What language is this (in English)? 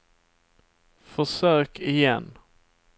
Swedish